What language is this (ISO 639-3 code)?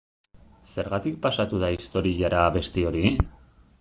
eus